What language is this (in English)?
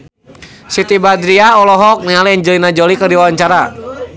Sundanese